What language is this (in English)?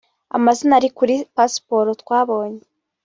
Kinyarwanda